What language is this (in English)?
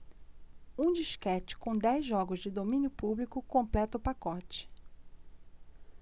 Portuguese